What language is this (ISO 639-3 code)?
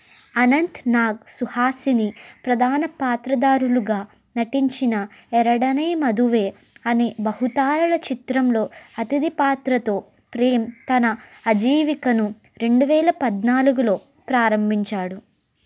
tel